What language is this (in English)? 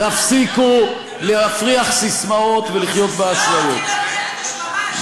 Hebrew